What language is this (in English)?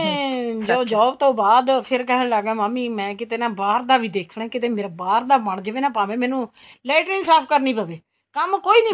Punjabi